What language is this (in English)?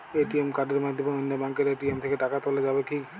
Bangla